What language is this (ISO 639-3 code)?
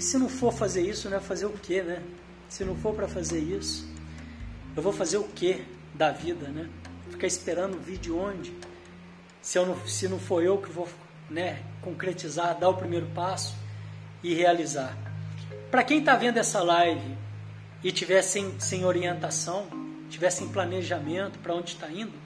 por